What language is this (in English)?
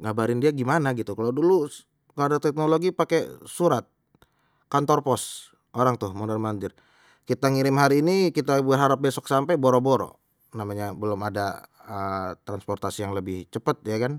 Betawi